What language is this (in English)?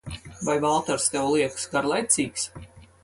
Latvian